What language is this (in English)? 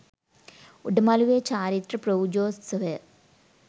Sinhala